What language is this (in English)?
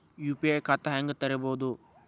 Kannada